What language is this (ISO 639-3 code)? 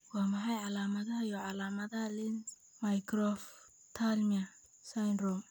som